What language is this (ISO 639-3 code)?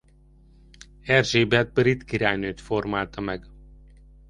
hun